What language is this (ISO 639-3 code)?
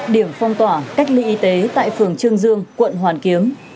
vie